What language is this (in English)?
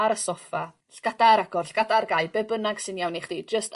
Welsh